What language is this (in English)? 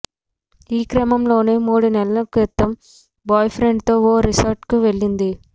Telugu